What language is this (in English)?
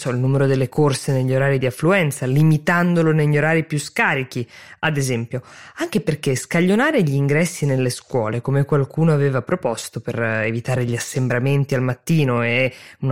Italian